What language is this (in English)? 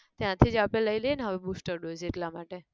Gujarati